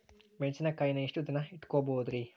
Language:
Kannada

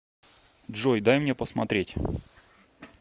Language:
Russian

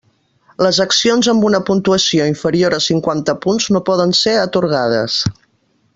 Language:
Catalan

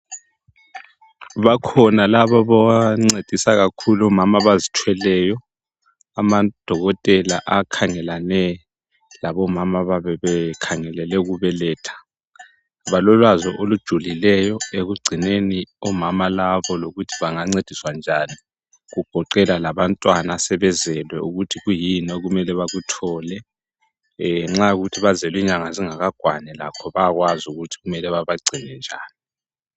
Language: North Ndebele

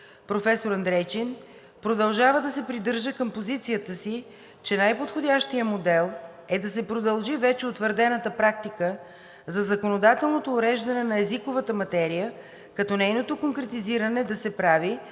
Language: Bulgarian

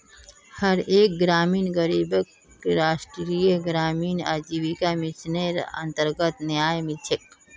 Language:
Magahi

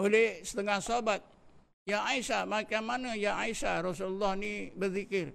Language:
Malay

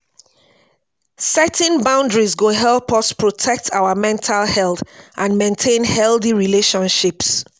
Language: Nigerian Pidgin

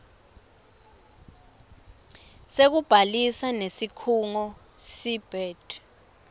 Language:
Swati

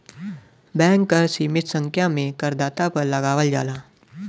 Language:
Bhojpuri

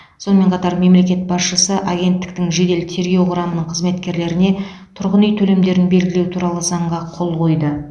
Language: Kazakh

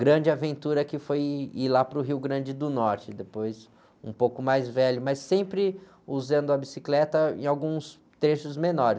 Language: Portuguese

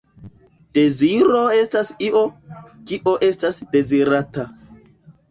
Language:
Esperanto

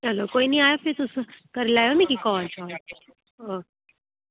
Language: Dogri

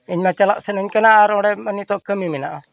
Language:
Santali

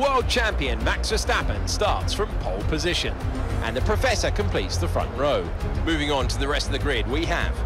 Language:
Dutch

